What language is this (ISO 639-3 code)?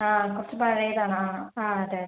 mal